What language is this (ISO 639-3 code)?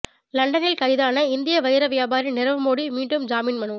tam